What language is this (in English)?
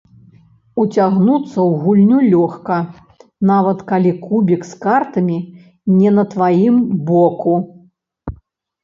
Belarusian